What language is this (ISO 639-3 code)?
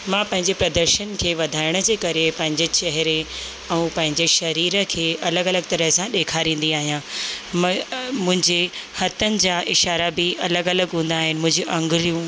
snd